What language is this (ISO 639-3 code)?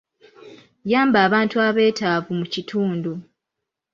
lug